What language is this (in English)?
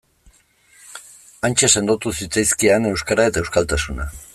Basque